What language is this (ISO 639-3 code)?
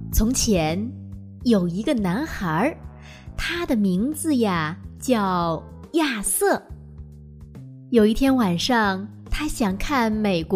zho